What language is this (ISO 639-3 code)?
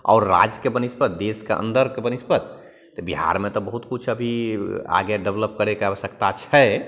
mai